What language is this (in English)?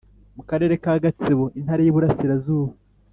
Kinyarwanda